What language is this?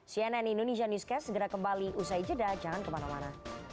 Indonesian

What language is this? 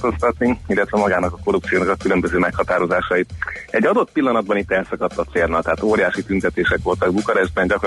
Hungarian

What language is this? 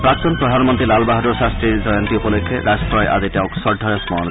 Assamese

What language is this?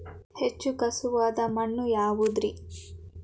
Kannada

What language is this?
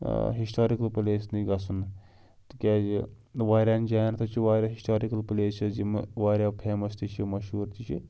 Kashmiri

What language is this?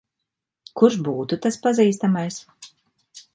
Latvian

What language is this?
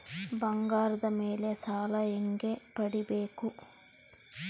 Kannada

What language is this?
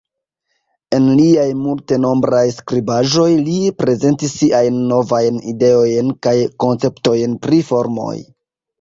Esperanto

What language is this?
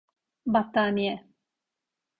Turkish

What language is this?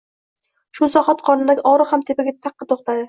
Uzbek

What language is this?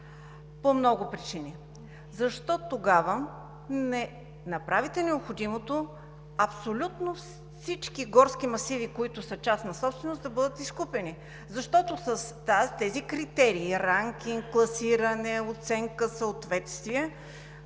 Bulgarian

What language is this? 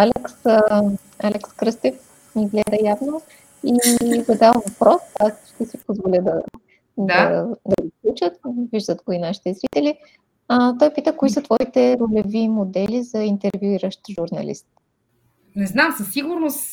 Bulgarian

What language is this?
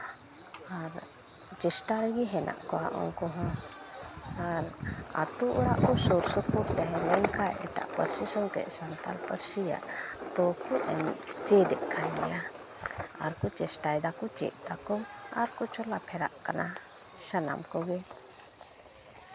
Santali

